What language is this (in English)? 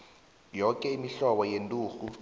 South Ndebele